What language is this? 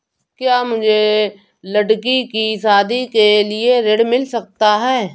Hindi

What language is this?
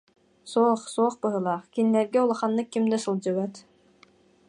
Yakut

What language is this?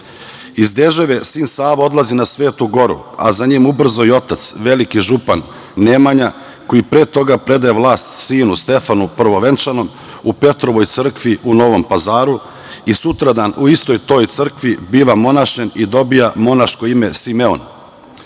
Serbian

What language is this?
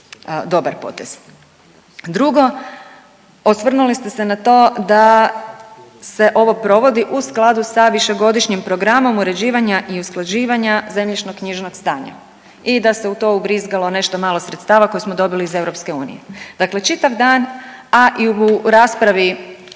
Croatian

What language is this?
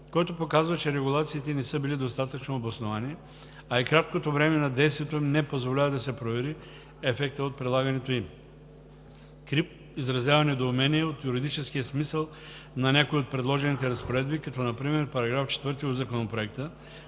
Bulgarian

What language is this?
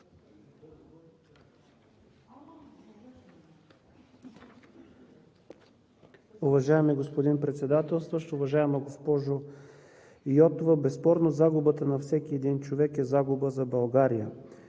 Bulgarian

